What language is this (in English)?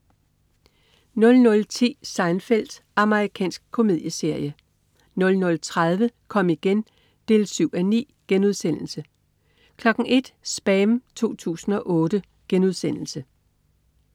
Danish